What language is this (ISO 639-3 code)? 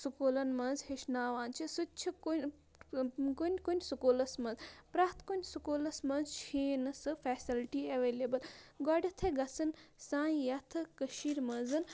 kas